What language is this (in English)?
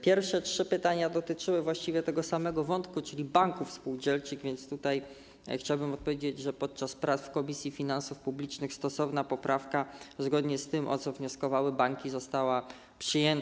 Polish